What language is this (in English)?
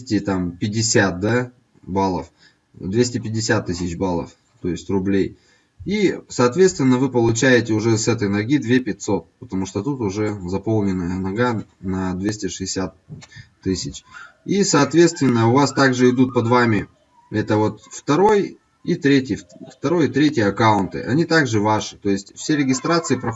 Russian